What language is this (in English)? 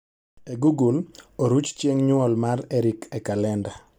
Luo (Kenya and Tanzania)